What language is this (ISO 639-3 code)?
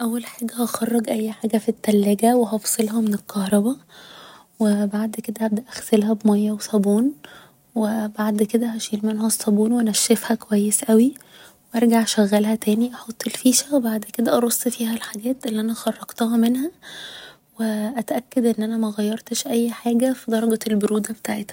arz